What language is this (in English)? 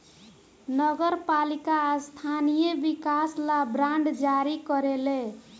Bhojpuri